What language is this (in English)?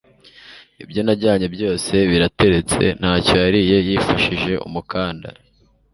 Kinyarwanda